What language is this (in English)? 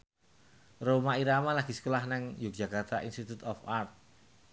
Javanese